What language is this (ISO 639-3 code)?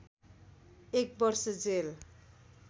nep